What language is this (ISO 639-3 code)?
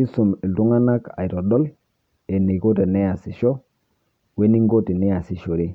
mas